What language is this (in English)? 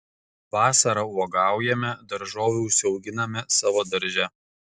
Lithuanian